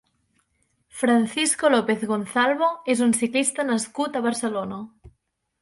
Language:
Catalan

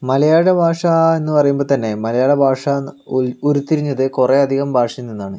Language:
Malayalam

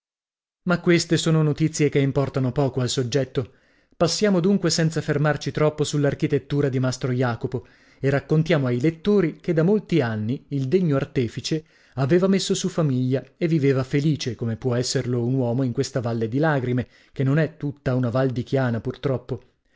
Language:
Italian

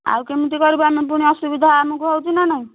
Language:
Odia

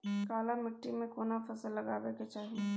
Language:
Maithili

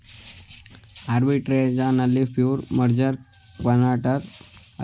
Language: Kannada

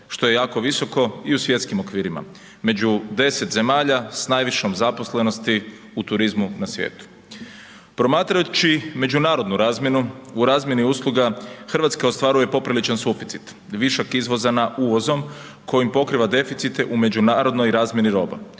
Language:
Croatian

